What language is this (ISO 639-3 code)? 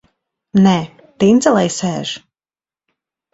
lav